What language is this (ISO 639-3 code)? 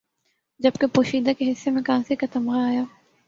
urd